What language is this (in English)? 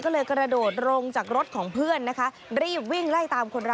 Thai